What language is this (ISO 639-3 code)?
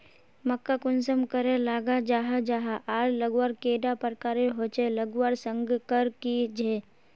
mag